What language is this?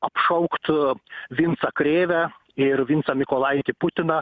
Lithuanian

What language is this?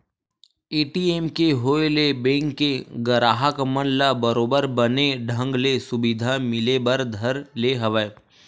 Chhattisgarhi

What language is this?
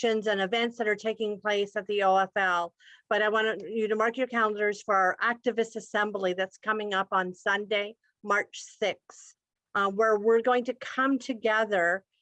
English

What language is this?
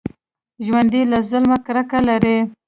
Pashto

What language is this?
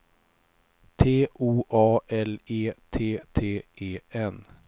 Swedish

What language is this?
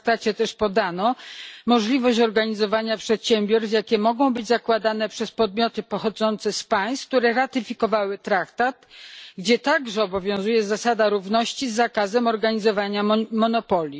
Polish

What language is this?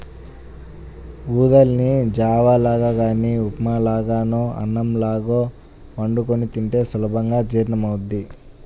Telugu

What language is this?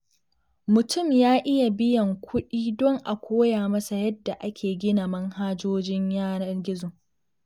Hausa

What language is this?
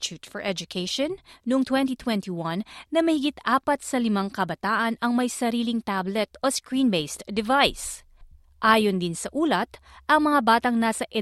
Filipino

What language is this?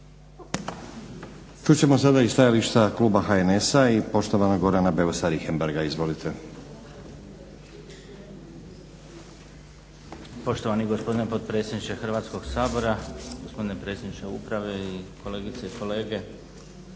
Croatian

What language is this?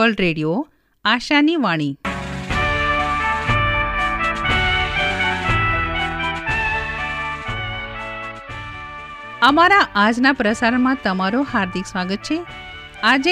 Hindi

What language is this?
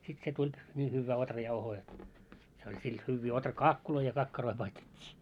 Finnish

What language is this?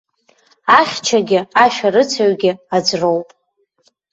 Abkhazian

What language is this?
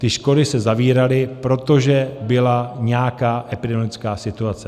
Czech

